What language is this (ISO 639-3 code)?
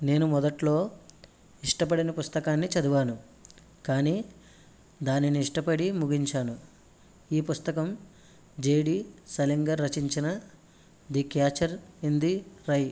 tel